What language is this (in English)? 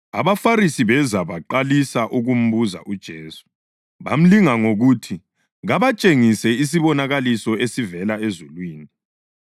North Ndebele